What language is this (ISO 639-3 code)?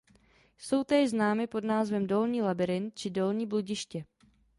ces